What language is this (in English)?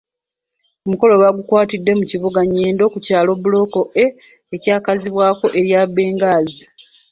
Ganda